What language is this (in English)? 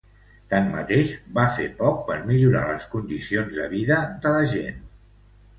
Catalan